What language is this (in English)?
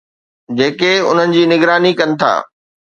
Sindhi